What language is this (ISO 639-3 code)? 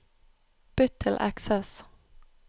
nor